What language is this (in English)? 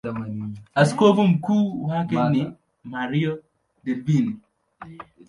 Swahili